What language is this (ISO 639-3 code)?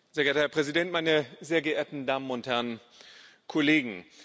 deu